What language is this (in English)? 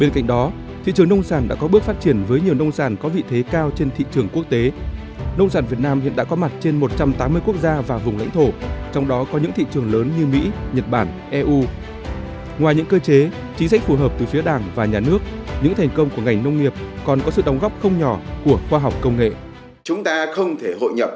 Vietnamese